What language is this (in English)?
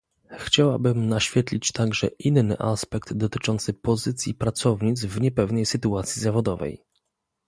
Polish